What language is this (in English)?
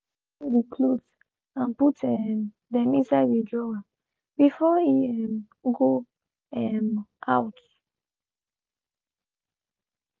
Nigerian Pidgin